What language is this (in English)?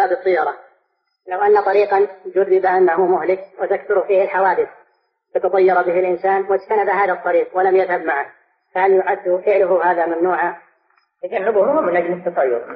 Arabic